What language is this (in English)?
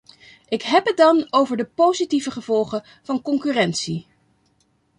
Dutch